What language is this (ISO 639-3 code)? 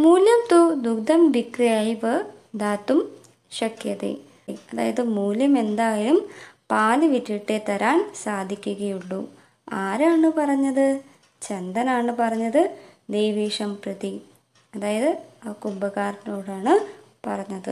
mal